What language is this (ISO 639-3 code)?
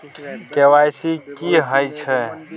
mai